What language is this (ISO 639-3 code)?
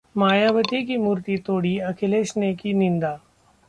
hin